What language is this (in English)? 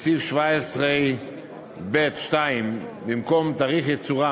Hebrew